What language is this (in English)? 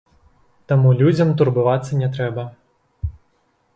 Belarusian